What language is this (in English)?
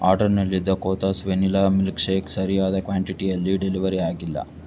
Kannada